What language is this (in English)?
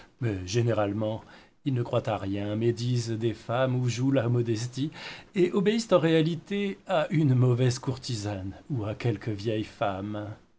French